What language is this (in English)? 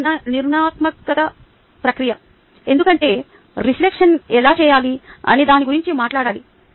Telugu